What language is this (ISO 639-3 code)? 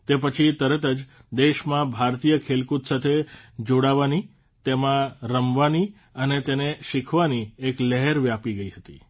guj